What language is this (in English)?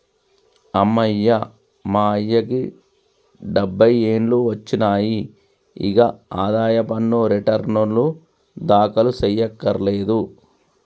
Telugu